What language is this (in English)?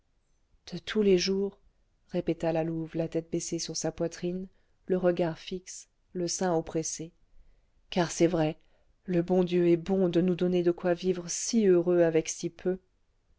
French